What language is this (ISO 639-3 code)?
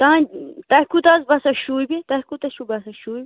kas